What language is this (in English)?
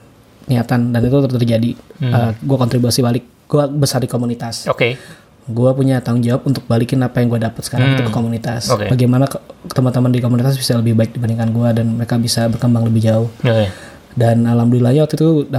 Indonesian